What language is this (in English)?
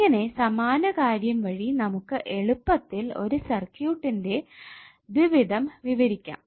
Malayalam